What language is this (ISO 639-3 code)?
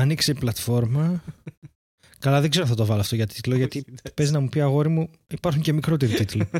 ell